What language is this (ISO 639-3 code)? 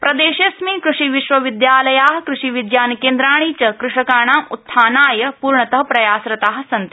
san